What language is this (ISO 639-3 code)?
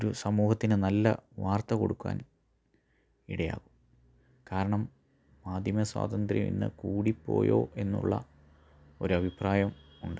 mal